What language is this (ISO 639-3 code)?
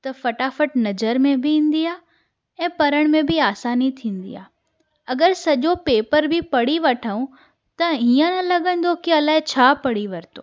snd